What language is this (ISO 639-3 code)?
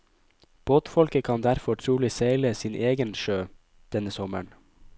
nor